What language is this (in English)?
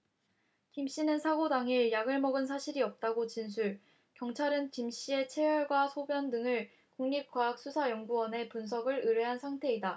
Korean